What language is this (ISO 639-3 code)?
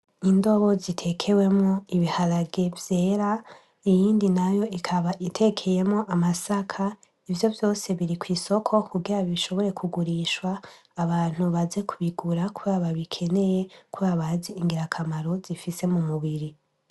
run